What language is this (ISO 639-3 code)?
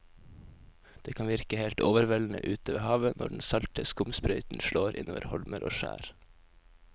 nor